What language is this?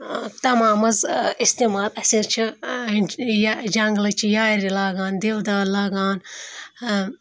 Kashmiri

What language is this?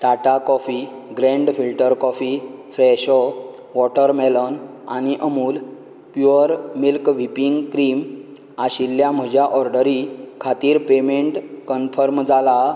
Konkani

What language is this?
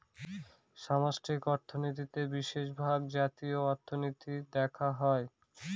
Bangla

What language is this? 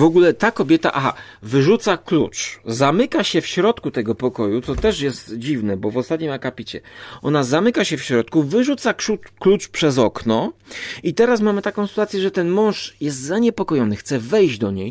Polish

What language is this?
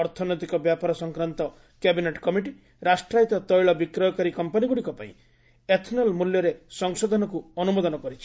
Odia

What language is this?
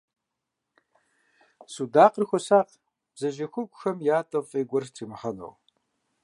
Kabardian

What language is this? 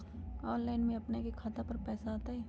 Magahi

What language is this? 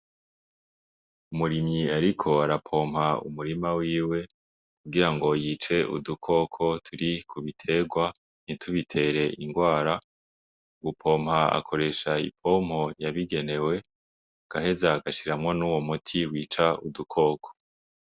Rundi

